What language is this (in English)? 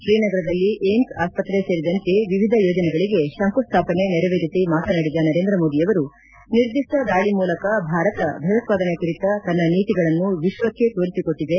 Kannada